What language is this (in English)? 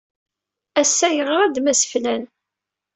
Kabyle